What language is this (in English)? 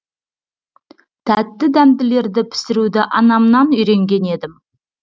Kazakh